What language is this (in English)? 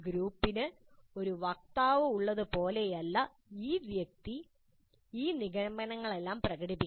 Malayalam